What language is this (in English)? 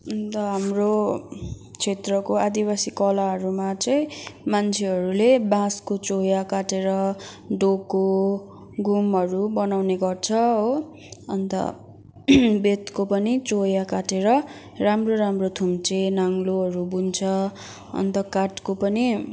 Nepali